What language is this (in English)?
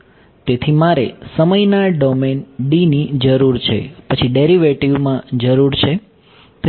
Gujarati